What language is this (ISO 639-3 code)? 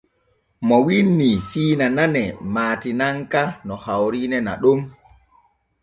fue